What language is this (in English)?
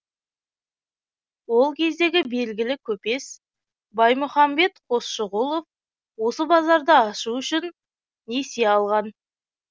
Kazakh